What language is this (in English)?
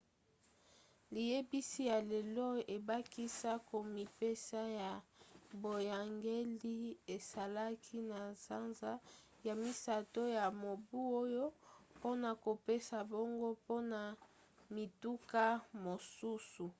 Lingala